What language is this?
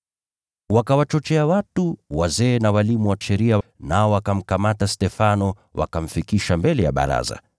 Swahili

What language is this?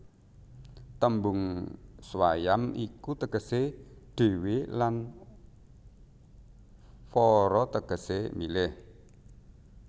Javanese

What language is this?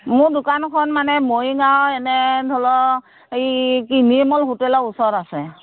Assamese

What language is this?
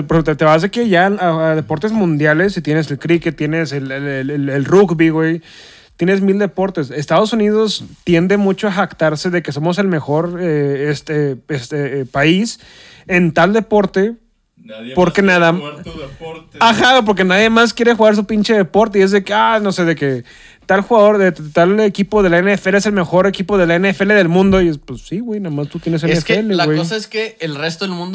Spanish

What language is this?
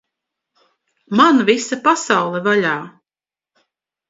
Latvian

